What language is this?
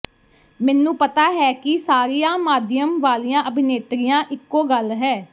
Punjabi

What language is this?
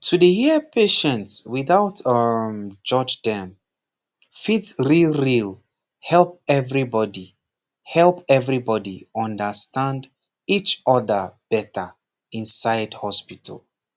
Nigerian Pidgin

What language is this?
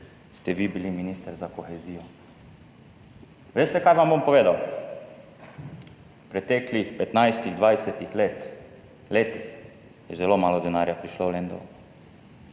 Slovenian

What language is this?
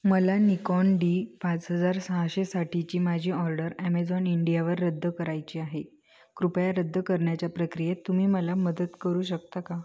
Marathi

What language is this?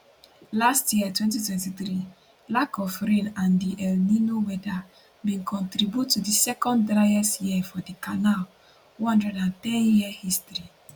Nigerian Pidgin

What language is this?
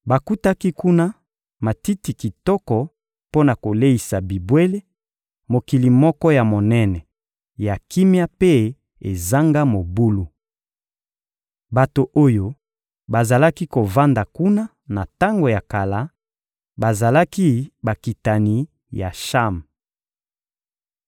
Lingala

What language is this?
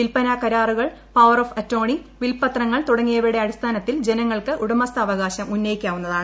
Malayalam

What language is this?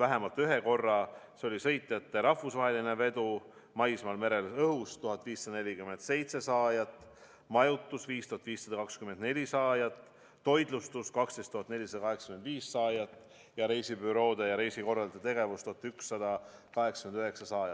Estonian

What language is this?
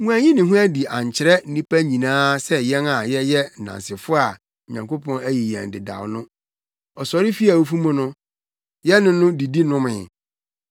Akan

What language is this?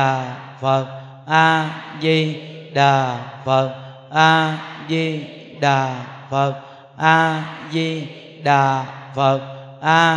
Vietnamese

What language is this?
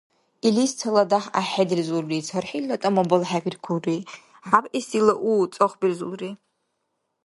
Dargwa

